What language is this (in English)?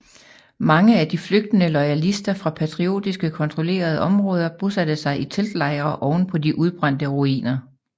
Danish